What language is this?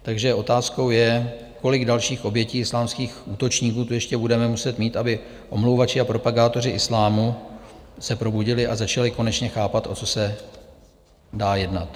Czech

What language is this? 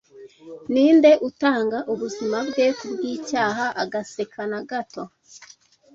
Kinyarwanda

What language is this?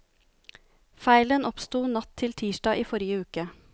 Norwegian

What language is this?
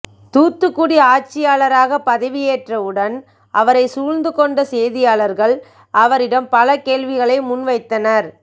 Tamil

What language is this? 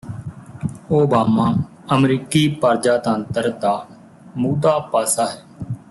Punjabi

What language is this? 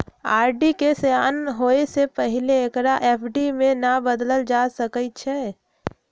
Magahi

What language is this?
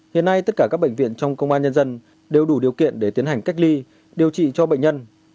Vietnamese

